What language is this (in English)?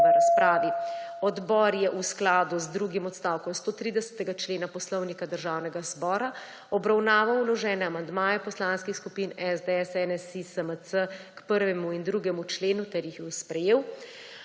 Slovenian